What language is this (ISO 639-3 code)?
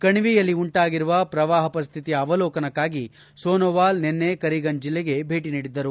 kan